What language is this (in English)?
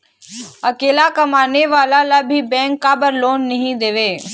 Chhattisgarhi